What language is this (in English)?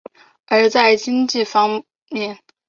Chinese